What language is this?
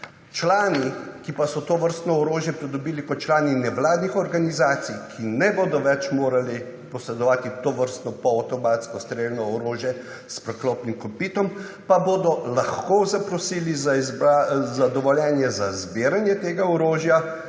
Slovenian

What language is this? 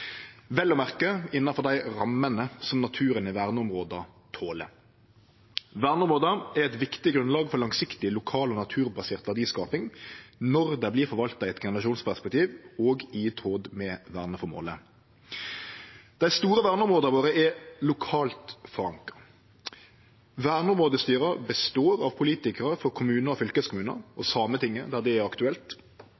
Norwegian Nynorsk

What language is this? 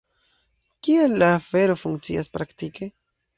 Esperanto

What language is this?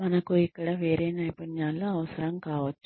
Telugu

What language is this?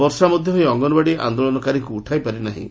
Odia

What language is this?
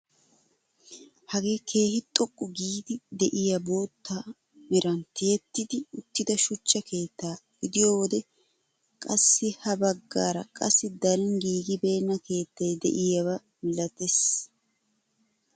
Wolaytta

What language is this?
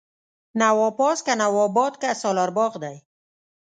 Pashto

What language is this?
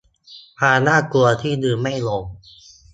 Thai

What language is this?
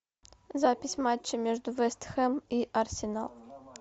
Russian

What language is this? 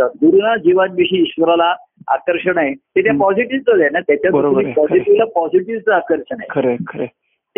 Marathi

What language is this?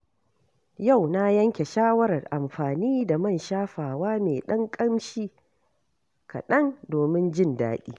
Hausa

